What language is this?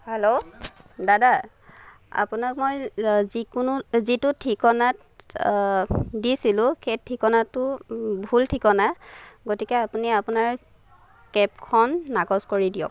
Assamese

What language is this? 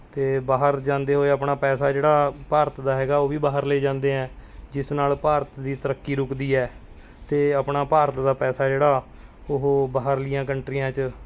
Punjabi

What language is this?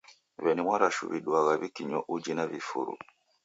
Taita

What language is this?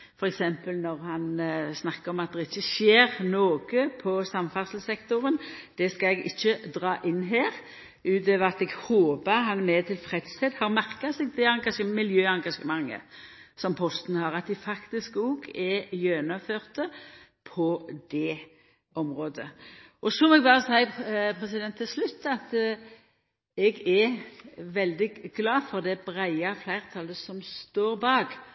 Norwegian Nynorsk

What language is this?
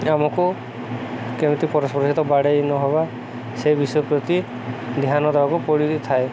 Odia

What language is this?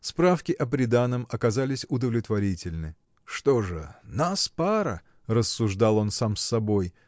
Russian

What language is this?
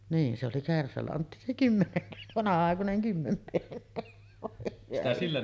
Finnish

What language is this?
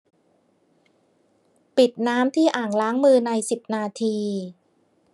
Thai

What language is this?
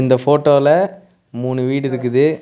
Tamil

